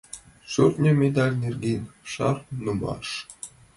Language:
Mari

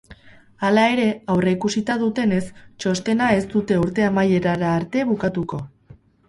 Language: Basque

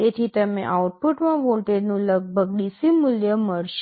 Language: Gujarati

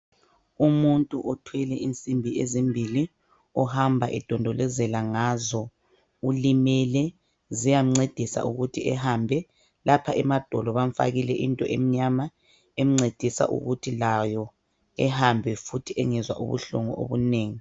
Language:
North Ndebele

